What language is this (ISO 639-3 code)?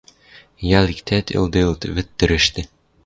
mrj